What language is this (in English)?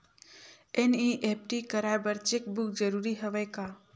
Chhattisgarhi